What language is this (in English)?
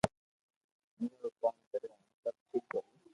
Loarki